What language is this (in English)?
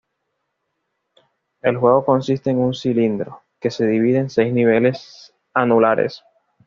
Spanish